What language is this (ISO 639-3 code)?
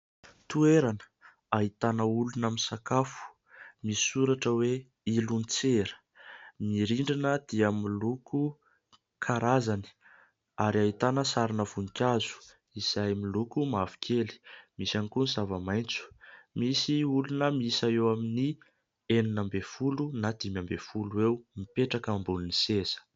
mlg